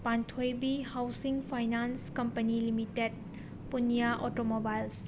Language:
Manipuri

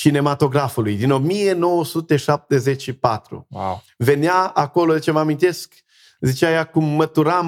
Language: Romanian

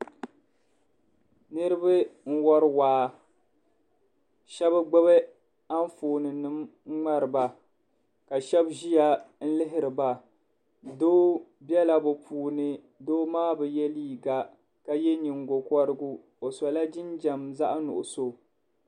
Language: Dagbani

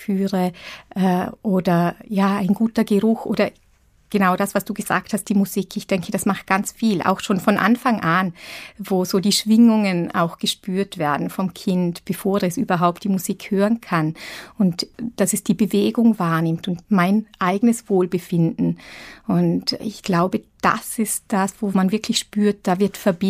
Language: German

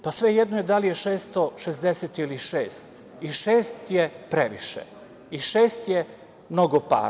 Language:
Serbian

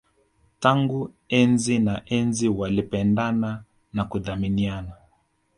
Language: Swahili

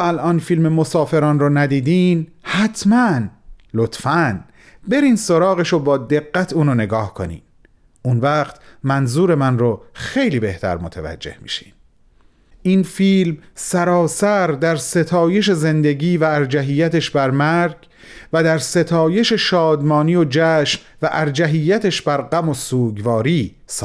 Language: Persian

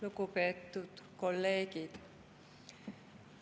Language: Estonian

